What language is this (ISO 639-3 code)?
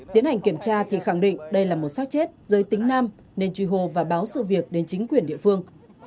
vie